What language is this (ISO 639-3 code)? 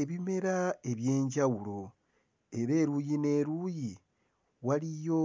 lug